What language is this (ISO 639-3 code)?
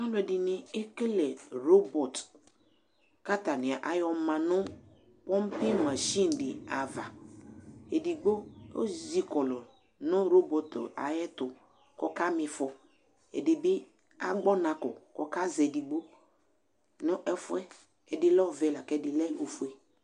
kpo